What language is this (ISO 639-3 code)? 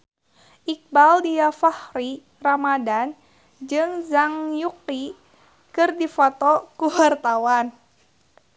sun